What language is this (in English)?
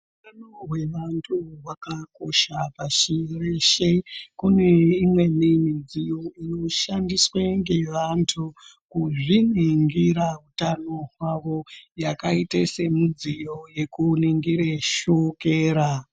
Ndau